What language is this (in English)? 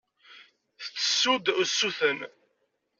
Kabyle